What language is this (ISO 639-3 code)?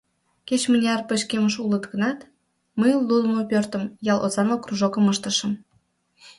chm